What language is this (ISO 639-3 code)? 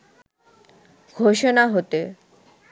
ben